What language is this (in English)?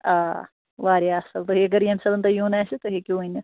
Kashmiri